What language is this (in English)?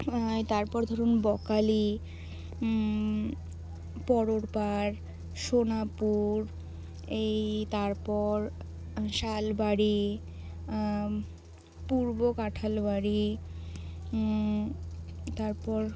Bangla